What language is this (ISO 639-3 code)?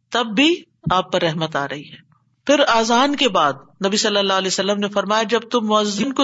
urd